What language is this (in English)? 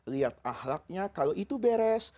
Indonesian